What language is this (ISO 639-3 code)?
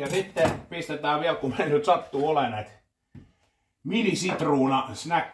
fin